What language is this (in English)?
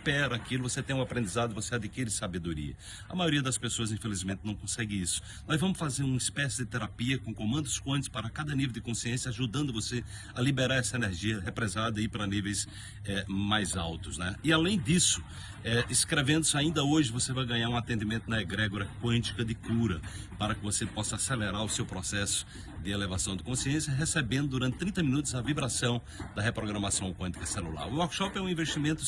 Portuguese